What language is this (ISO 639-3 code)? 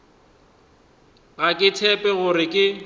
nso